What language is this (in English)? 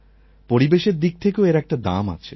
Bangla